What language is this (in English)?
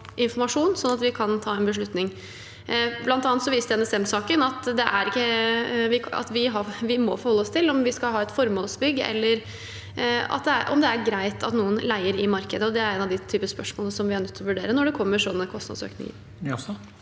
Norwegian